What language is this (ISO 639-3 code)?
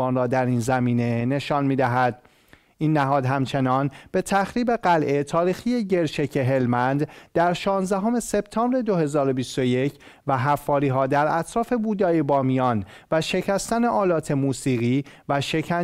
fas